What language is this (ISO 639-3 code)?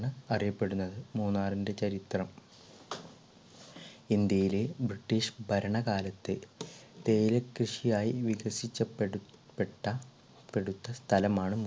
mal